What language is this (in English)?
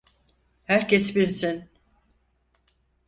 Turkish